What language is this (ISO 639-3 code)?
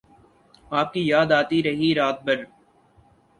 urd